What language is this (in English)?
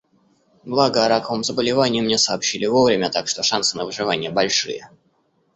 Russian